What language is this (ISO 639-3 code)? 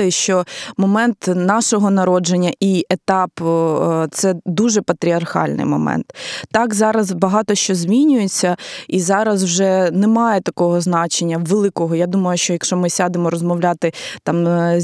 ukr